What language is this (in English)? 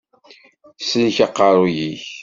Kabyle